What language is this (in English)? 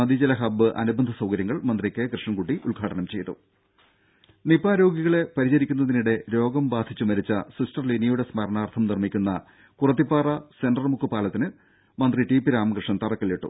Malayalam